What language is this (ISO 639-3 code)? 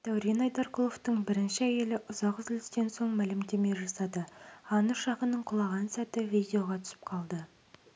kaz